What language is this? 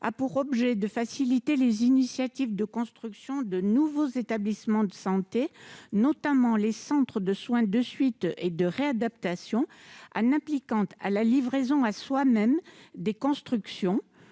French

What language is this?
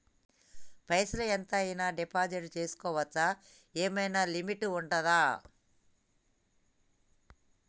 Telugu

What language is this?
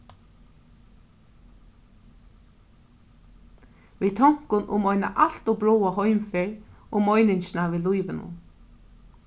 Faroese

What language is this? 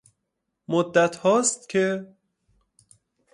Persian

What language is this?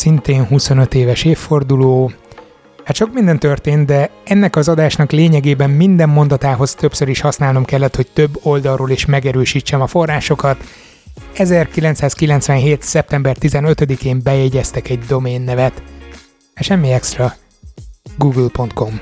Hungarian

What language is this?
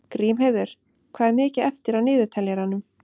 Icelandic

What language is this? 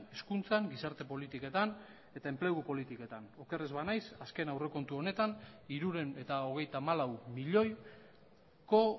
Basque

